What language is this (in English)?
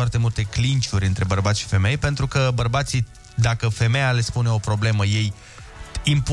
Romanian